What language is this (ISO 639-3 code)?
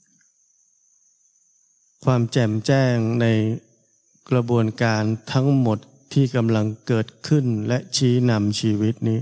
tha